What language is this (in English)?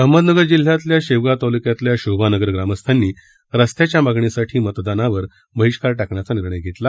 Marathi